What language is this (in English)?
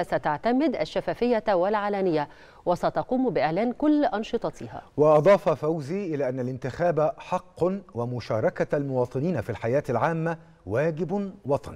Arabic